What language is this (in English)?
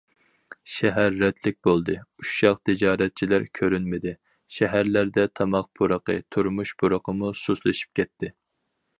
Uyghur